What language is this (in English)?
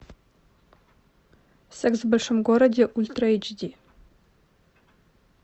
Russian